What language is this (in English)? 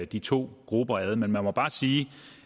Danish